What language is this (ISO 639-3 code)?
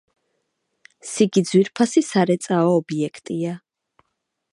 kat